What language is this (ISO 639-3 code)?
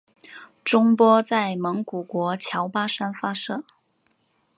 zho